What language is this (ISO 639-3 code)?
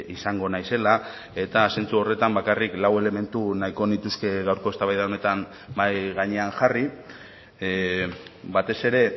eus